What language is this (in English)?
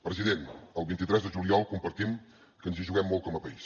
Catalan